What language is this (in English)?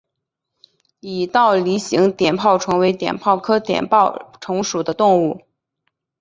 Chinese